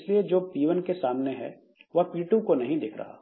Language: Hindi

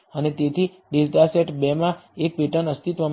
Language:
Gujarati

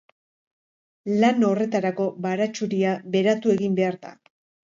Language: Basque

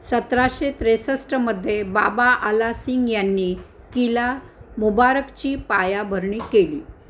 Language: Marathi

